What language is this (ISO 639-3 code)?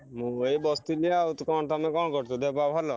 ori